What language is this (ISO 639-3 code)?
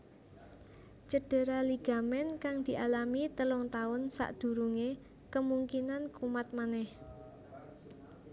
jav